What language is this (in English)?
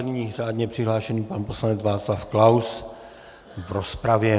Czech